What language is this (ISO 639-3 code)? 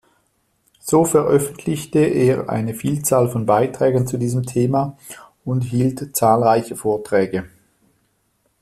deu